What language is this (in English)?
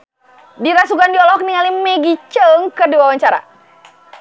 Sundanese